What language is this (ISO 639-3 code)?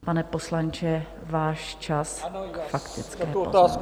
ces